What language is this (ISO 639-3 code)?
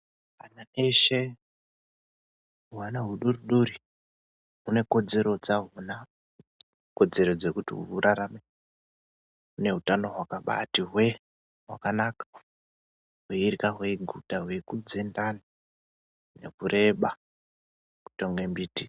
ndc